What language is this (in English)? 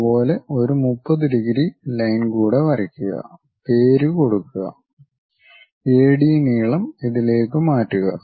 Malayalam